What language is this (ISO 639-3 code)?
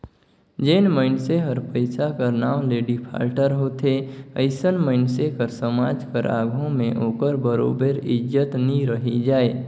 hne